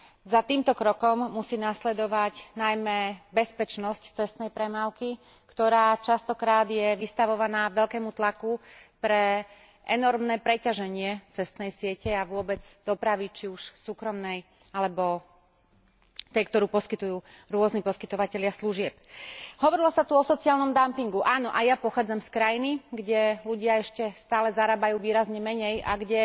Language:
Slovak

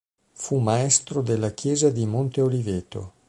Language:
Italian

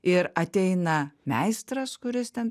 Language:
Lithuanian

